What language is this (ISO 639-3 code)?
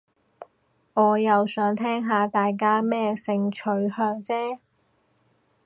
yue